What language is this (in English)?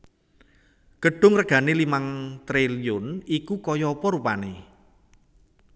Javanese